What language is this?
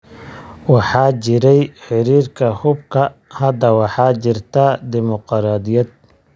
Somali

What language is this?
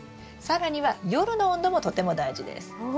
Japanese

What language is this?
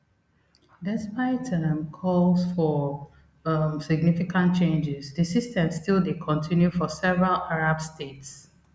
Nigerian Pidgin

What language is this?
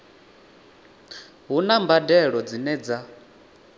Venda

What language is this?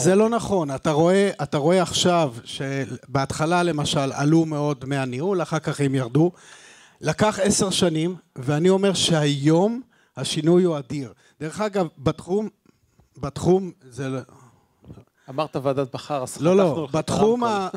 Hebrew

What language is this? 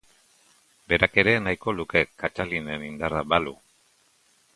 Basque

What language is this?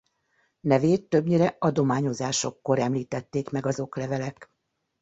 Hungarian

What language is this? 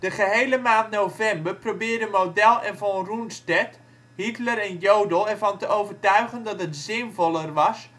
Dutch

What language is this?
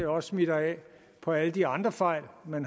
Danish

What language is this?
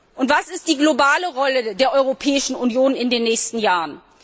German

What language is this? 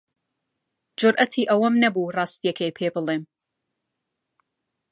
Central Kurdish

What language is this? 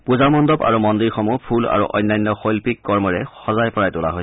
Assamese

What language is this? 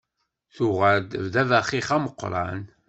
Kabyle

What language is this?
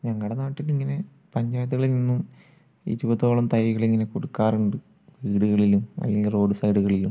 Malayalam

